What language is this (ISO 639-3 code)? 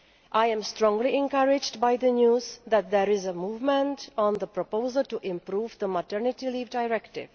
eng